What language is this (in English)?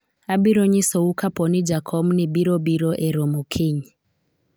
Luo (Kenya and Tanzania)